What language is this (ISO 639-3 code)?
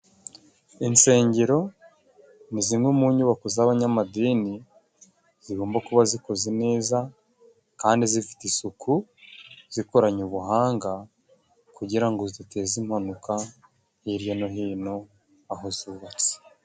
kin